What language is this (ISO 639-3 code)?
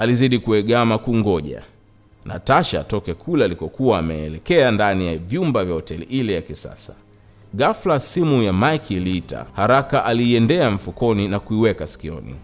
swa